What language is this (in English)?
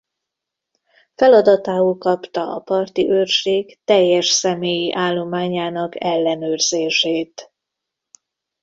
Hungarian